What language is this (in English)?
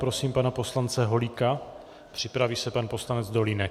Czech